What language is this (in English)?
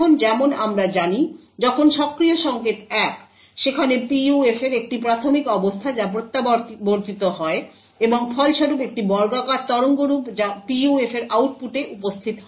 Bangla